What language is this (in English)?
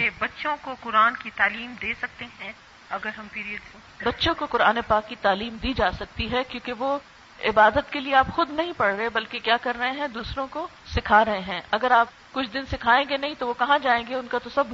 Urdu